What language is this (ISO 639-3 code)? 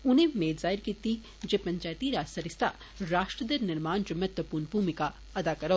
doi